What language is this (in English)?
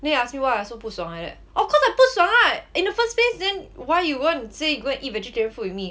English